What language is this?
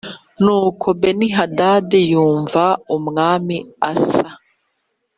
Kinyarwanda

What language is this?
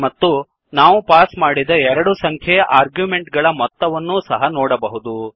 Kannada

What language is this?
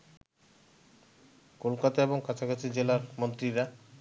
Bangla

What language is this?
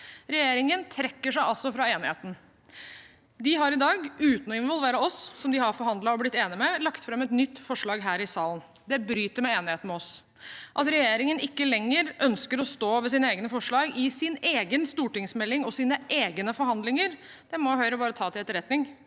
Norwegian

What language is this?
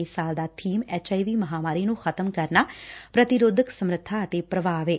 Punjabi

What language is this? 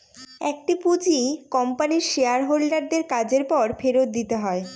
Bangla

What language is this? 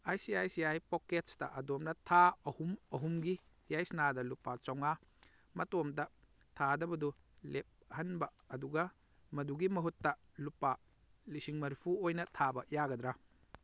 Manipuri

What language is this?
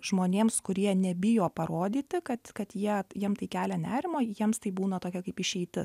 Lithuanian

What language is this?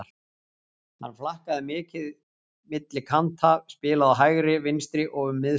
Icelandic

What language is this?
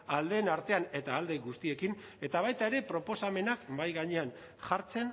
Basque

